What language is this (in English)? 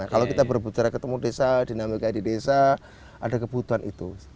Indonesian